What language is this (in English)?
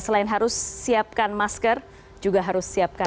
Indonesian